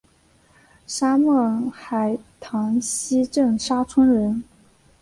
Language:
Chinese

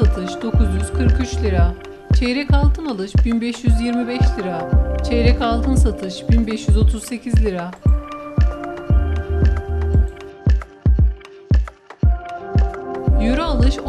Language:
Turkish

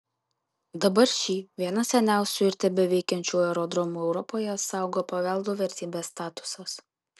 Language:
Lithuanian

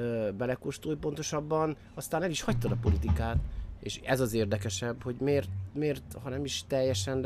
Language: Hungarian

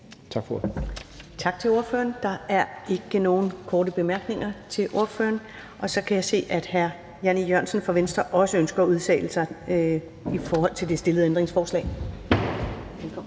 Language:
Danish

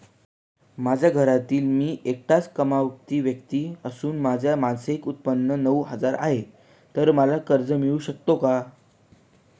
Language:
Marathi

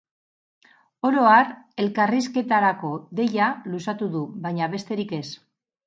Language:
Basque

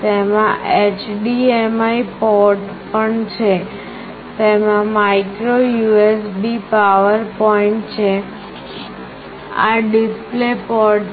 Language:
Gujarati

